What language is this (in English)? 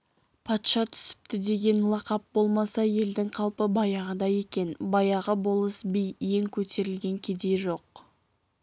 Kazakh